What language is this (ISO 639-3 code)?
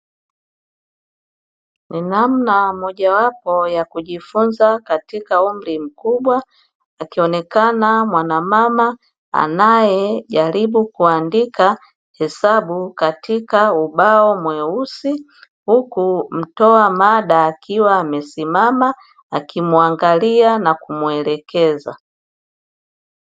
swa